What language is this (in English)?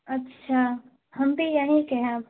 Urdu